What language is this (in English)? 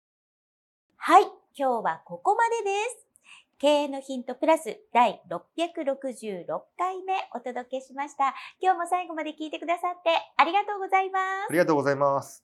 Japanese